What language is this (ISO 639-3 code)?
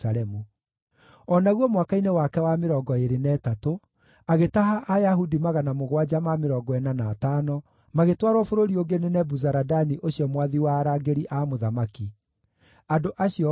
kik